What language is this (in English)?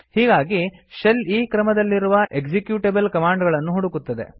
Kannada